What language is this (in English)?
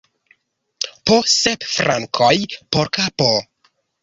Esperanto